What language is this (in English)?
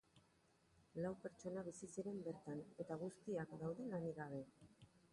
Basque